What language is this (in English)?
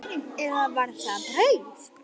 Icelandic